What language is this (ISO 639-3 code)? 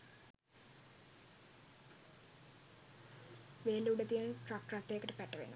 sin